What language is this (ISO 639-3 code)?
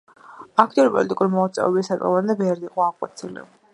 kat